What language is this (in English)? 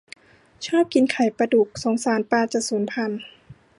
Thai